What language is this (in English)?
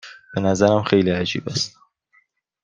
Persian